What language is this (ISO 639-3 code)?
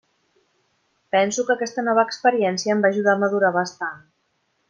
cat